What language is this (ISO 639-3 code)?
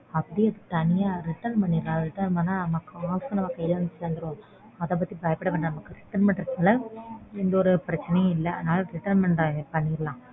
tam